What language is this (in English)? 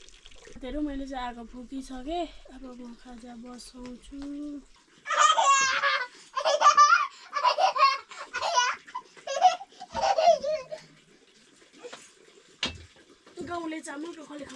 Arabic